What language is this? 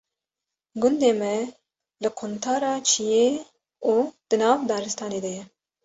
Kurdish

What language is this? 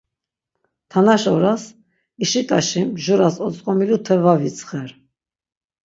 Laz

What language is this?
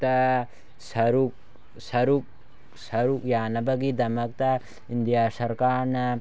Manipuri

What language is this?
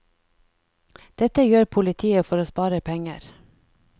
Norwegian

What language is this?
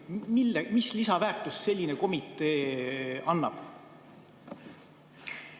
Estonian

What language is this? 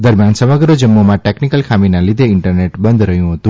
Gujarati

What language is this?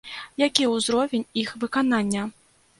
Belarusian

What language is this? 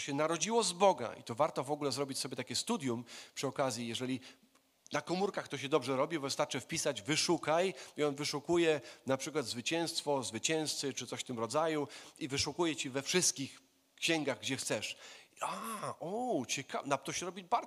Polish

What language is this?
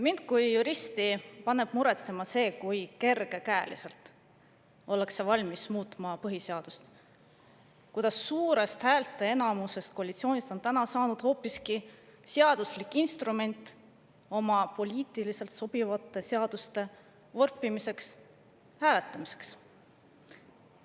Estonian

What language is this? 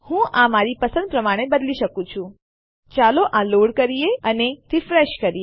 Gujarati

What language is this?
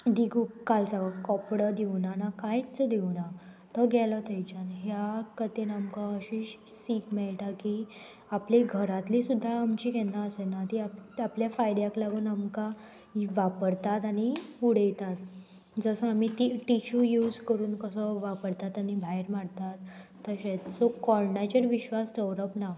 Konkani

